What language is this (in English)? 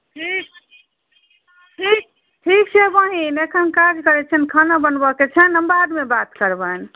Maithili